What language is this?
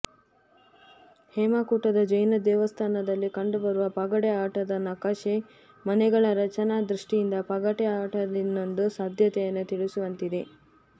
Kannada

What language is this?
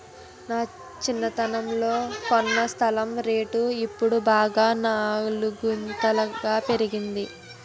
Telugu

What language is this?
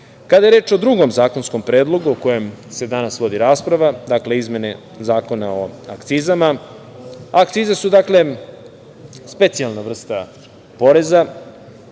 Serbian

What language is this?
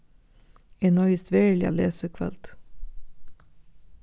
Faroese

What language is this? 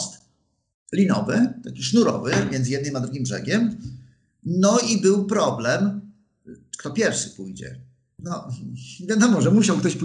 Polish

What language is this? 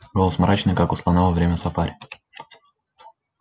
Russian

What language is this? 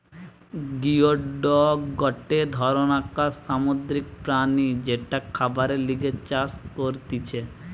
Bangla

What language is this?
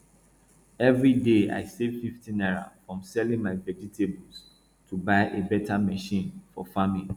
Nigerian Pidgin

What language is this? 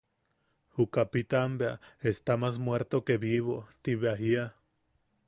Yaqui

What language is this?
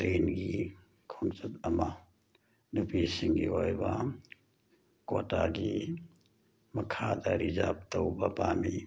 Manipuri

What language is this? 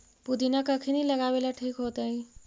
Magahi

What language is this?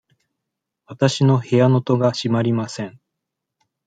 Japanese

